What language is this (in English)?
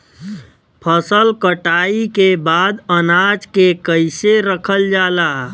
Bhojpuri